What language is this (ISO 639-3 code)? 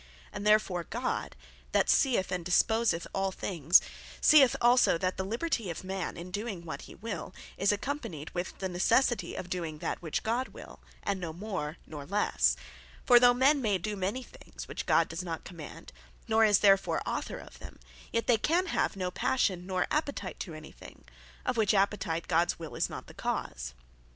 eng